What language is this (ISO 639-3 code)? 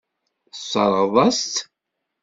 kab